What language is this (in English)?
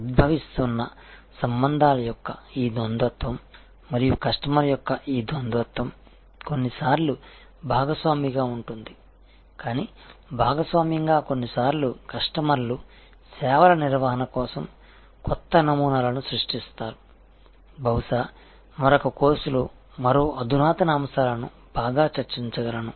Telugu